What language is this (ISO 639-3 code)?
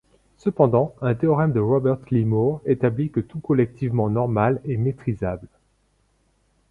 fra